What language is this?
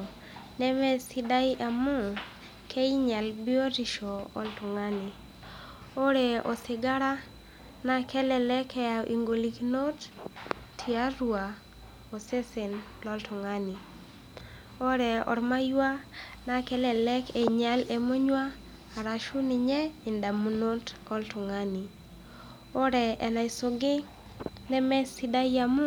Masai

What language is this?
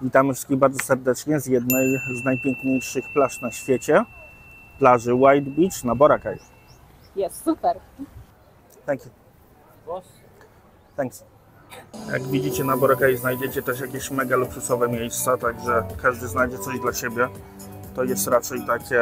Polish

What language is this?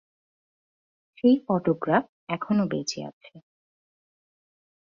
Bangla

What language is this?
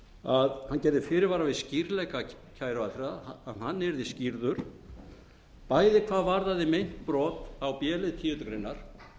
Icelandic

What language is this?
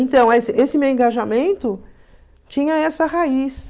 Portuguese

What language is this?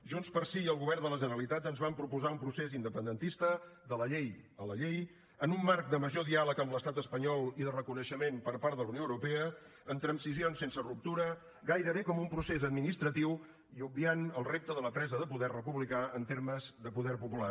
Catalan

